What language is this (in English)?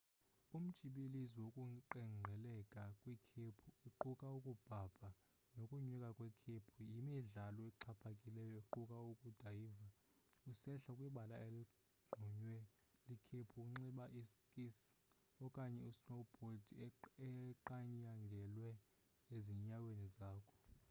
Xhosa